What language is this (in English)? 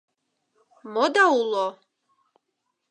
Mari